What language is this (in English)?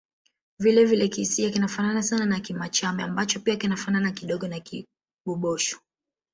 Swahili